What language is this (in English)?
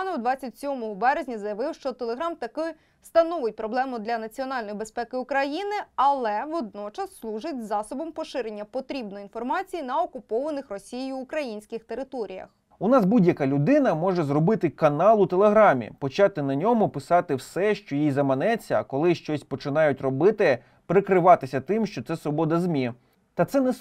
Ukrainian